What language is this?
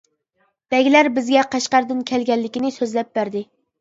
Uyghur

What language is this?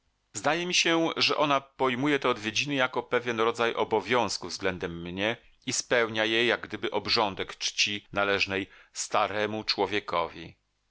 Polish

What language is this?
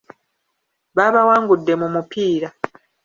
Ganda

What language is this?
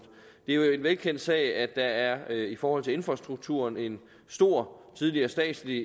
Danish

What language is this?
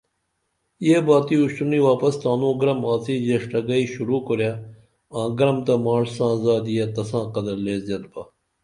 Dameli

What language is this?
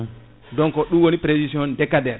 Fula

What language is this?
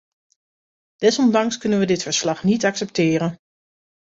Dutch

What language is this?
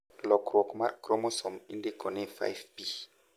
Luo (Kenya and Tanzania)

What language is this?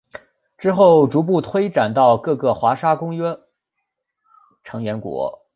Chinese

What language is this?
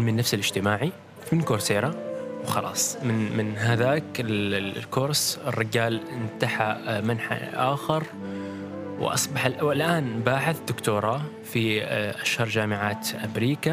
Arabic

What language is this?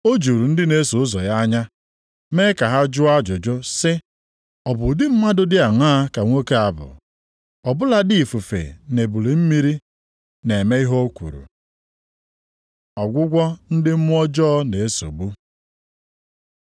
Igbo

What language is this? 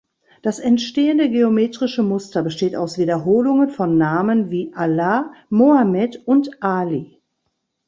German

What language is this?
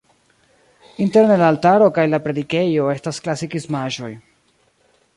Esperanto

